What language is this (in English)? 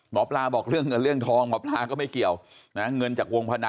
Thai